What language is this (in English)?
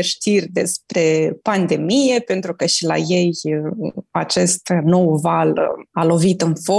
Romanian